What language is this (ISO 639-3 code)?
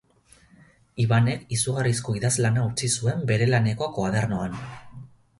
eus